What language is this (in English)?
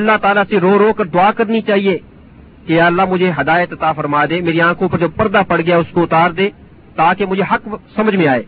Urdu